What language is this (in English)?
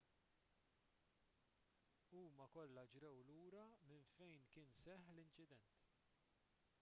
Maltese